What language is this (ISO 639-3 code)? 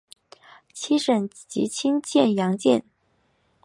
zho